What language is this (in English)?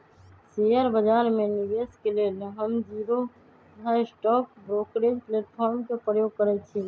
Magahi